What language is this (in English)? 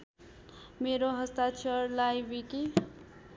Nepali